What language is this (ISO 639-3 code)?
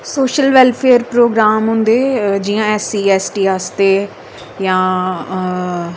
doi